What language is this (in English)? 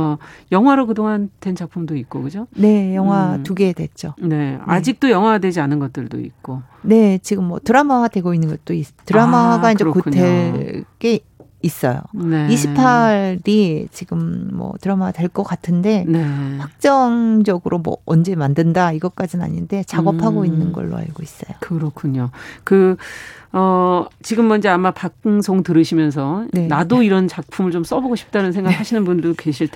Korean